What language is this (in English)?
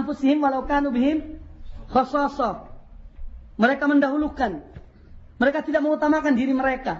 Indonesian